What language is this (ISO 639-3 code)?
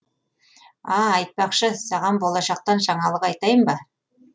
kaz